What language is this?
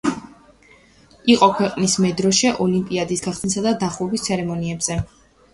Georgian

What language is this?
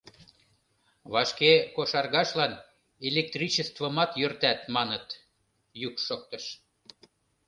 Mari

